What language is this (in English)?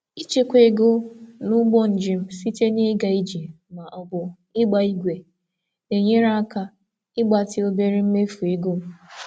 Igbo